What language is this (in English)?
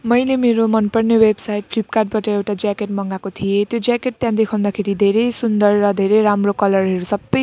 Nepali